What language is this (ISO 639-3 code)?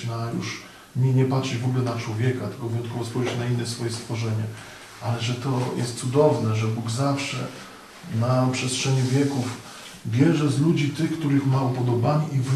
pol